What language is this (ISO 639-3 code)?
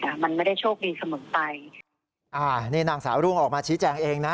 tha